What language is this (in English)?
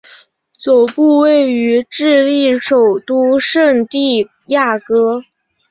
Chinese